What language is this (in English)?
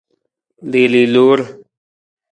Nawdm